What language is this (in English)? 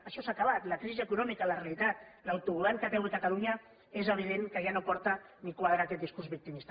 Catalan